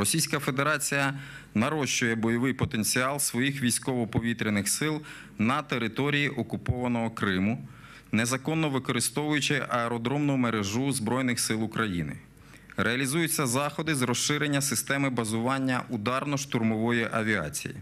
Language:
Ukrainian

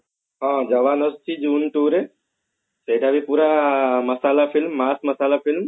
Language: Odia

